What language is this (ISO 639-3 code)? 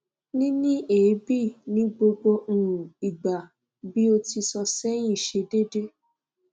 yor